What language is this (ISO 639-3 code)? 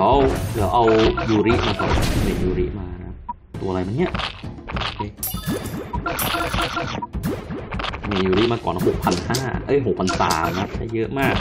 tha